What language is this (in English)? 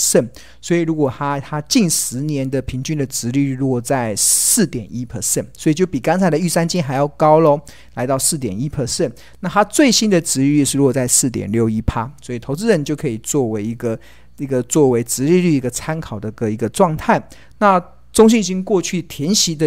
Chinese